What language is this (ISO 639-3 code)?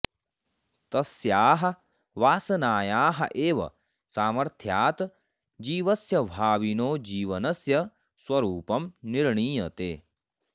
san